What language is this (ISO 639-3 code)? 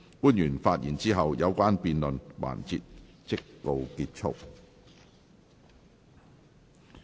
yue